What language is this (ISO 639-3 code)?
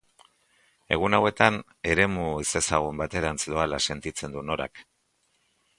eus